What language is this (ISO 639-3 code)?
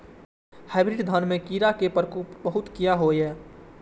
mai